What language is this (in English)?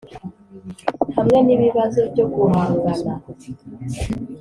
Kinyarwanda